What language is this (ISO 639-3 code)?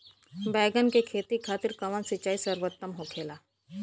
bho